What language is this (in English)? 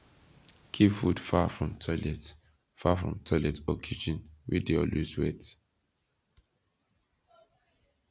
Nigerian Pidgin